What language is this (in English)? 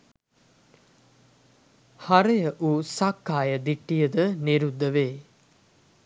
Sinhala